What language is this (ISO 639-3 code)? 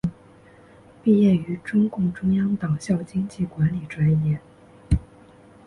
zho